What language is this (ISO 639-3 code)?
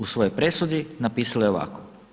hrv